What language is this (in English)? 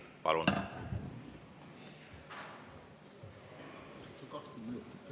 Estonian